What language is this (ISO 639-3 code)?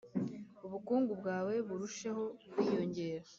kin